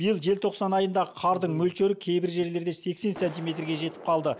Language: Kazakh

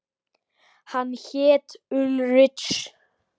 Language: Icelandic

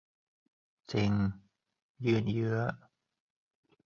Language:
Thai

